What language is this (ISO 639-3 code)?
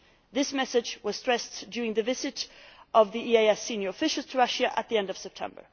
eng